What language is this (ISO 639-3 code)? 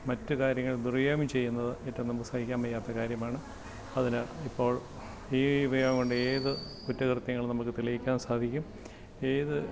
mal